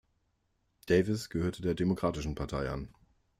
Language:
German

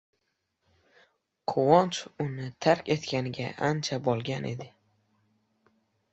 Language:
Uzbek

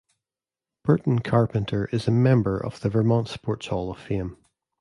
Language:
English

